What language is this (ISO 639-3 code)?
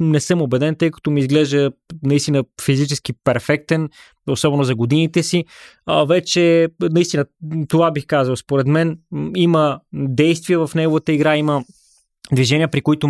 bul